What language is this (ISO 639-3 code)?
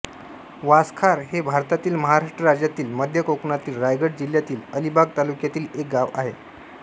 mar